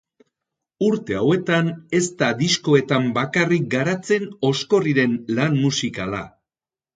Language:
Basque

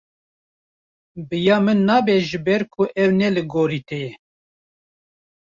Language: Kurdish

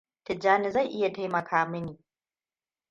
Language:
Hausa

